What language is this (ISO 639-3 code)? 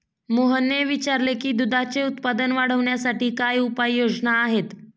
mar